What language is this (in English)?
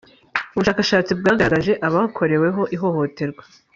Kinyarwanda